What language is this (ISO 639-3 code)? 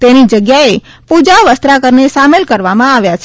guj